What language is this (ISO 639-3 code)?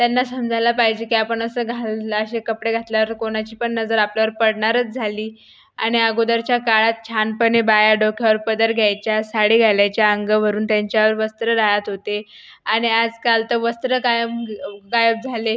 mar